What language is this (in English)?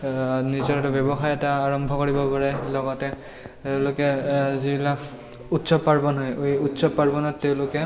Assamese